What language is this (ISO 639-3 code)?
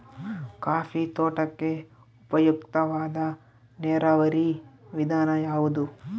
kan